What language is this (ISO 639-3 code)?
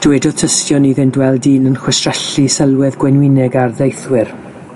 cym